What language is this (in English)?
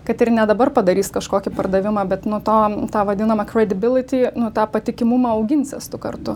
Lithuanian